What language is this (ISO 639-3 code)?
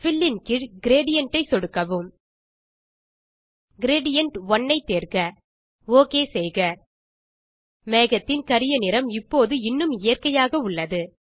tam